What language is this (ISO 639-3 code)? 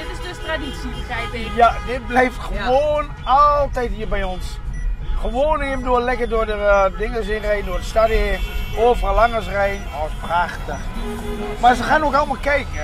nld